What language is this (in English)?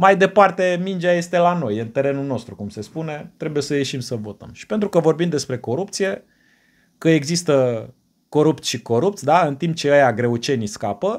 Romanian